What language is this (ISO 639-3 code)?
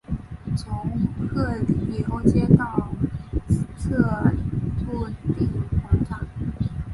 zho